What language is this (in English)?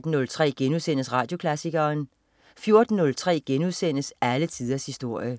Danish